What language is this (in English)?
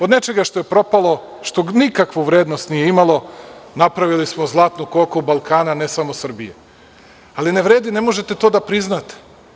Serbian